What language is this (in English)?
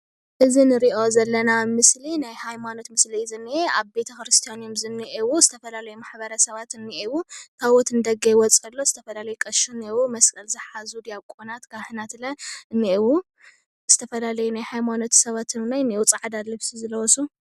Tigrinya